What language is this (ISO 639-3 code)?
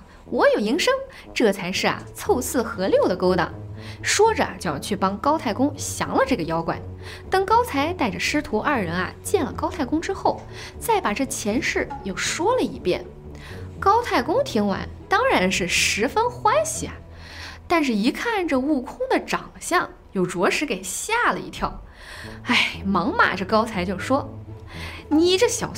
zho